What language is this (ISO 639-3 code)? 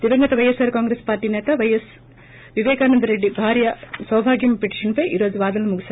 tel